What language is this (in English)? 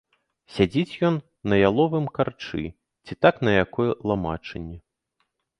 Belarusian